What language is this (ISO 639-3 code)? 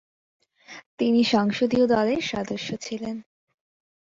ben